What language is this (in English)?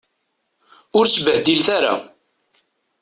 Kabyle